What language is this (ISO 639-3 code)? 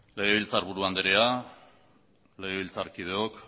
eus